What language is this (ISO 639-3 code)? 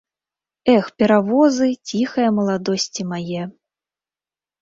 bel